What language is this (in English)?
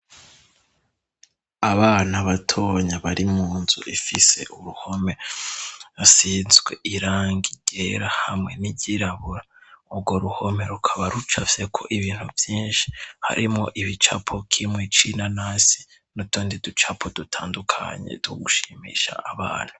Rundi